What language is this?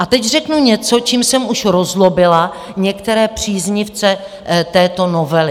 Czech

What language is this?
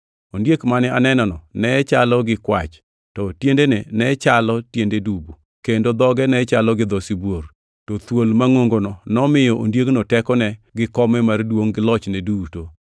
Luo (Kenya and Tanzania)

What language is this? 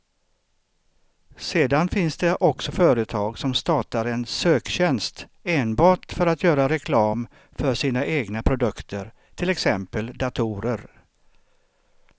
Swedish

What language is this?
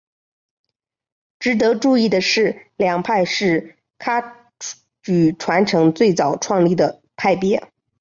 Chinese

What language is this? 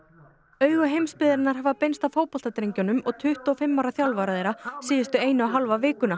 Icelandic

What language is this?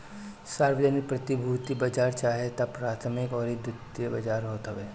Bhojpuri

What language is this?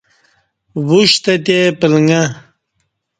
Kati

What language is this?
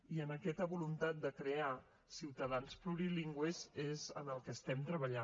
Catalan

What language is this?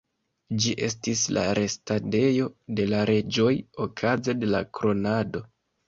Esperanto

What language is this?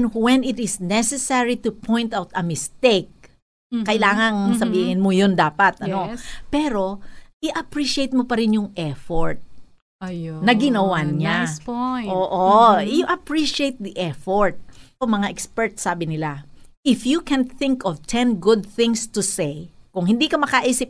Filipino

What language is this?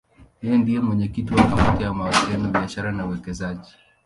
Swahili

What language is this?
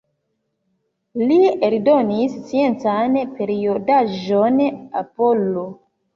Esperanto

